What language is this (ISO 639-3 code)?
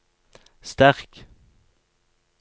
nor